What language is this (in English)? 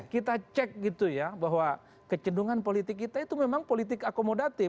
Indonesian